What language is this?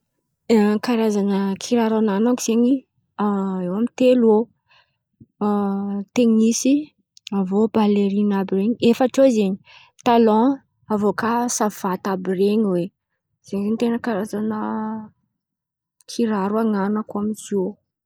Antankarana Malagasy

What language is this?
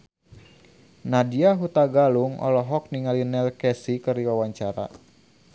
Sundanese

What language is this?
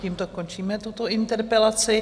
Czech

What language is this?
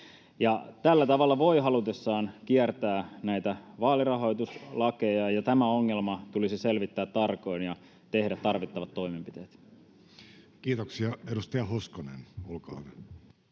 Finnish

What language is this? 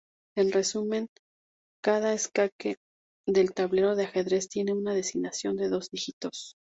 Spanish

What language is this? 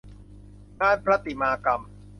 Thai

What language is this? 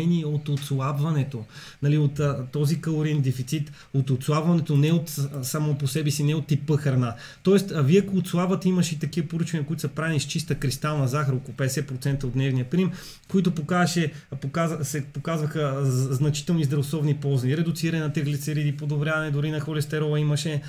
Bulgarian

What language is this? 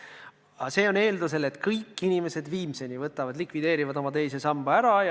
Estonian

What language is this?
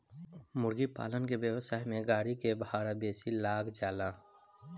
Bhojpuri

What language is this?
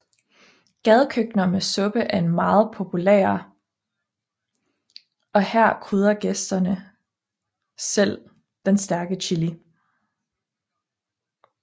Danish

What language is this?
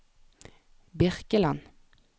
Norwegian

